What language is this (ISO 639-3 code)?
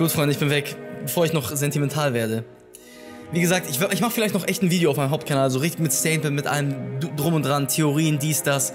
deu